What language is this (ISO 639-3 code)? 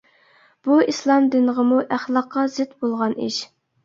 uig